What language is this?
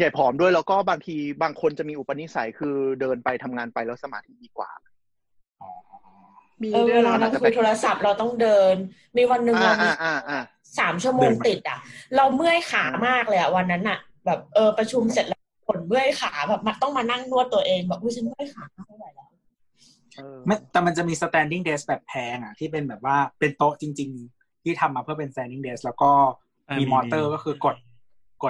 Thai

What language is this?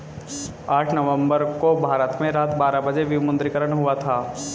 Hindi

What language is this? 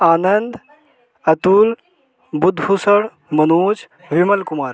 Hindi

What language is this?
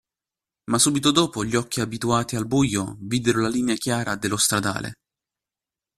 Italian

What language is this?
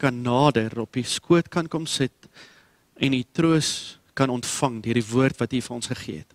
Dutch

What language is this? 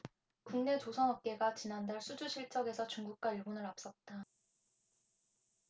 Korean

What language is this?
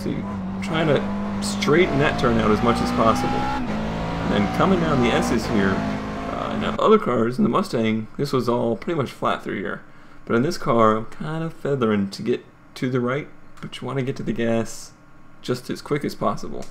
English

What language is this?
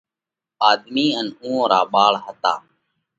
Parkari Koli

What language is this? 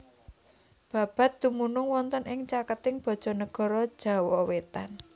Javanese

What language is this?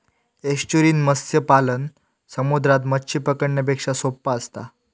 Marathi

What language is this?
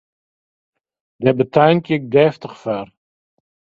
Western Frisian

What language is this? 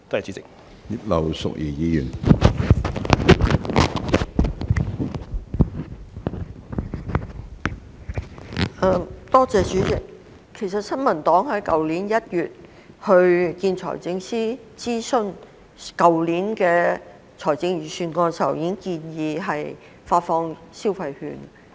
Cantonese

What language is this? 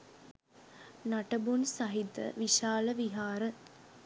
Sinhala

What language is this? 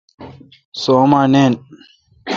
Kalkoti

